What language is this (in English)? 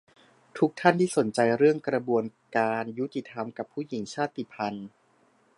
Thai